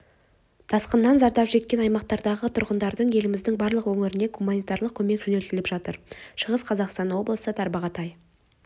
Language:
Kazakh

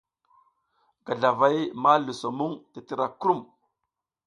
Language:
South Giziga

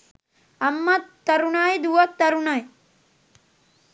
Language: Sinhala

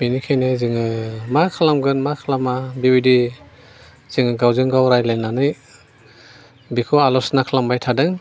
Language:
Bodo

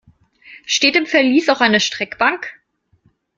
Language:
German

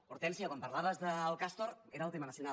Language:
Catalan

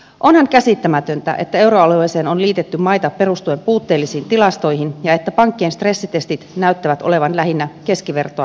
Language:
Finnish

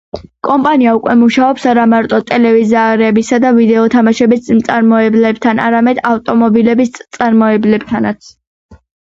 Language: Georgian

